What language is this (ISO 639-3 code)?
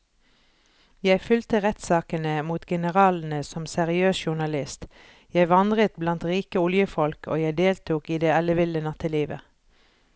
nor